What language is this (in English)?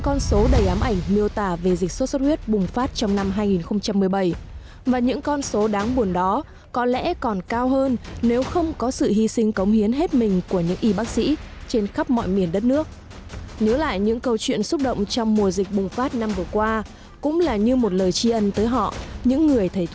Vietnamese